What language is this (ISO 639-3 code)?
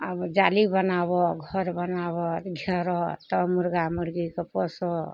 mai